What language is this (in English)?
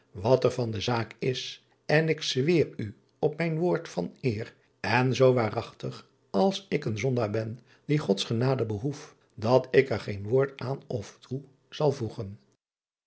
Dutch